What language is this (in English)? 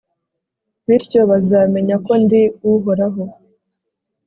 Kinyarwanda